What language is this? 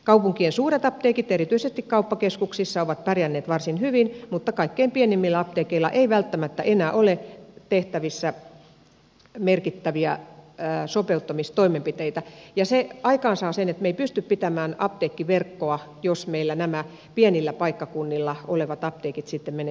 Finnish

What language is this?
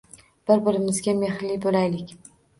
Uzbek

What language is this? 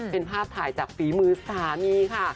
Thai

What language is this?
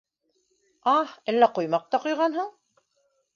Bashkir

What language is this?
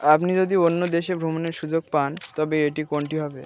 Bangla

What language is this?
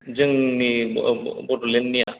Bodo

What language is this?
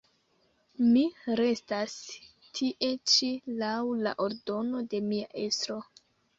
Esperanto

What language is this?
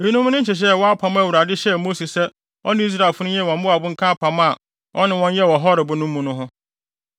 Akan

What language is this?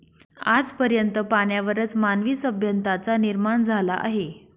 Marathi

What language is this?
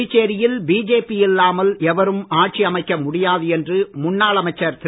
Tamil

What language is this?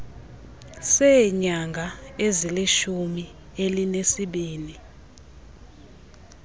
Xhosa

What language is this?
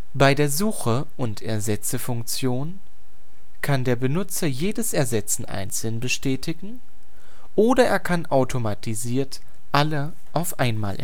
German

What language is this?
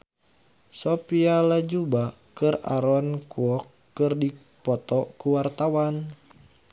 Sundanese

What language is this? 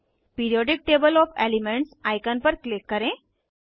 Hindi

